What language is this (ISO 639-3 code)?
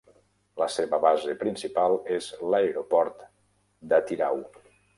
cat